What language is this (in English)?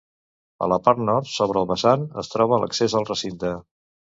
Catalan